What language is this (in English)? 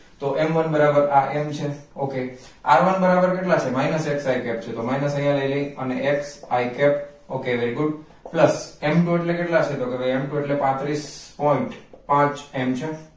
Gujarati